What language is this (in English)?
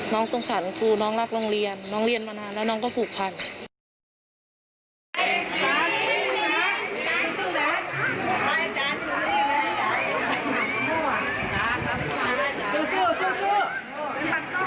Thai